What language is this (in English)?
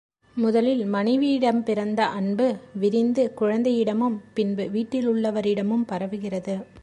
Tamil